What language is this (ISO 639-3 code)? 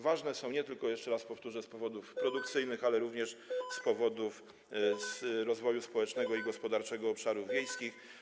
pol